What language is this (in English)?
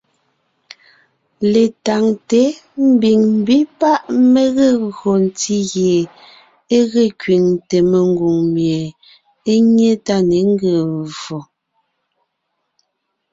Ngiemboon